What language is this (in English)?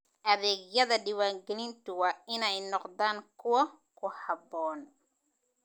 Somali